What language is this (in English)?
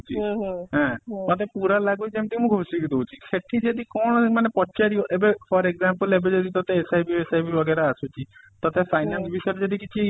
Odia